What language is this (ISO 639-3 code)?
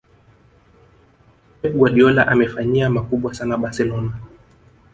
swa